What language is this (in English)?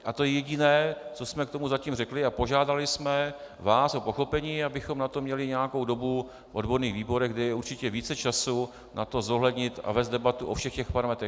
Czech